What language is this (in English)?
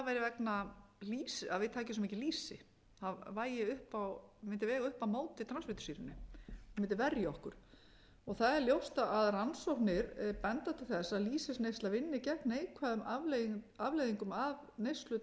Icelandic